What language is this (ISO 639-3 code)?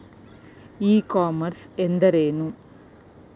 kan